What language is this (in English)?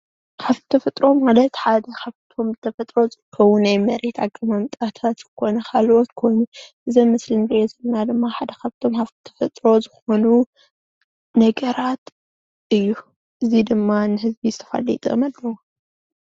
Tigrinya